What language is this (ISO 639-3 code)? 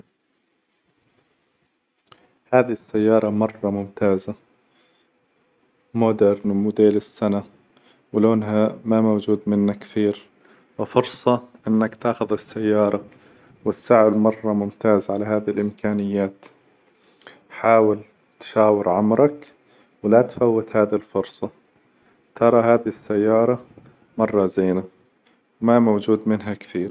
acw